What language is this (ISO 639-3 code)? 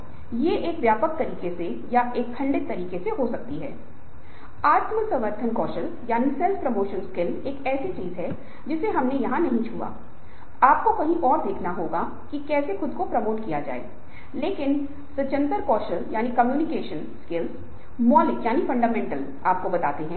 hin